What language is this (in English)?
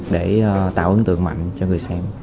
Vietnamese